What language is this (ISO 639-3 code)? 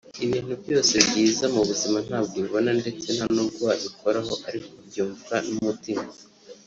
kin